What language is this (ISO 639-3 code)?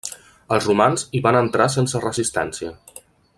cat